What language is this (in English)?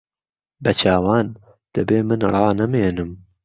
Central Kurdish